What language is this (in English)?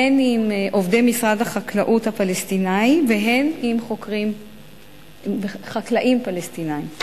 Hebrew